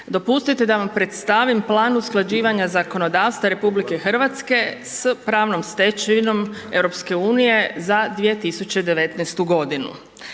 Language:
Croatian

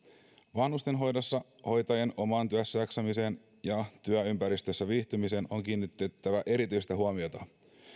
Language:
Finnish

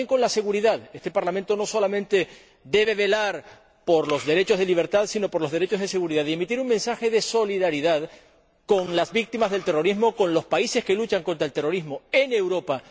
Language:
Spanish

